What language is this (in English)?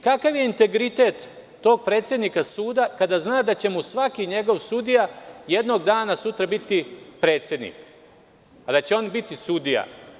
Serbian